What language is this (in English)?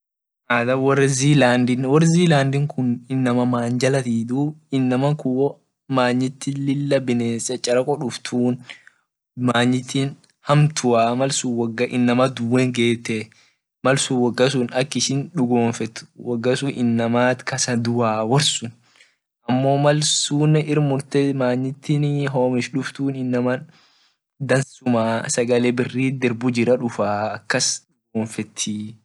Orma